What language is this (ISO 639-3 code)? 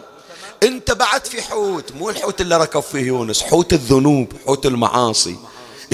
ara